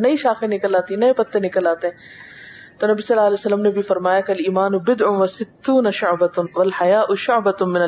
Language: Urdu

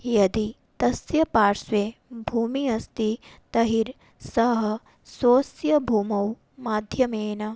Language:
Sanskrit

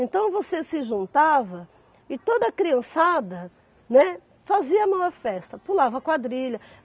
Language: Portuguese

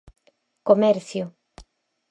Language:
Galician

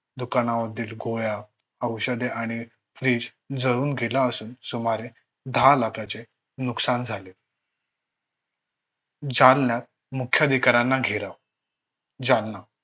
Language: Marathi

